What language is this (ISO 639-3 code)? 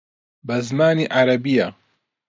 ckb